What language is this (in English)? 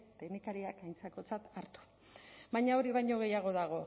Basque